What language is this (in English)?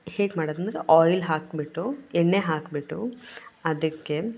Kannada